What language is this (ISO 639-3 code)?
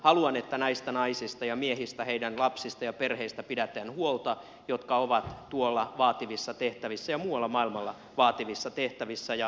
fin